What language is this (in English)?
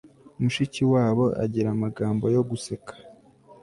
Kinyarwanda